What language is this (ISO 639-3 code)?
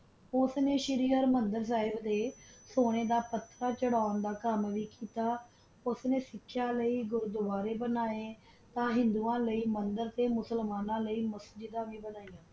pan